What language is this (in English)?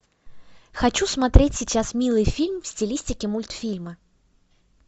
Russian